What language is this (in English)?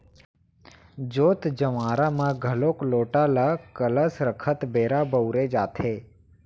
Chhattisgarhi